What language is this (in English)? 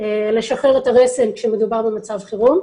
Hebrew